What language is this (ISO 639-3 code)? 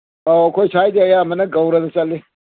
mni